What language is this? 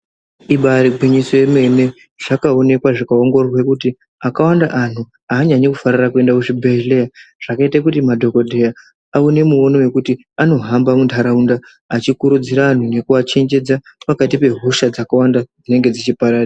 Ndau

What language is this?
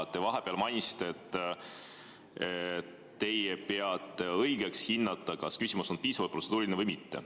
Estonian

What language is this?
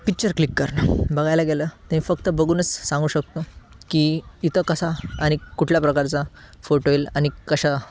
Marathi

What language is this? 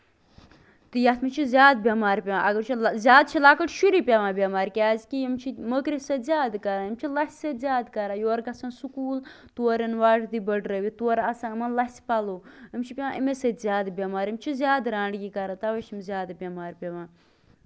Kashmiri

